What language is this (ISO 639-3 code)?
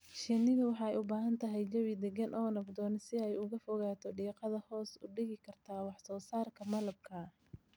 som